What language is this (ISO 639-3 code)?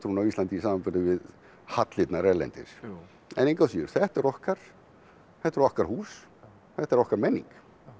isl